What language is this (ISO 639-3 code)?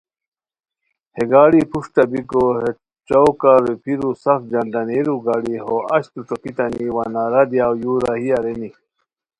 khw